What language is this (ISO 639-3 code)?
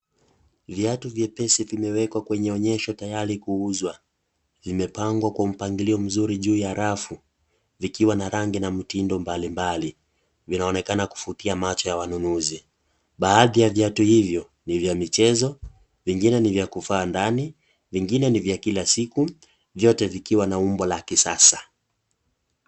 swa